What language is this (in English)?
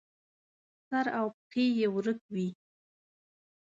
Pashto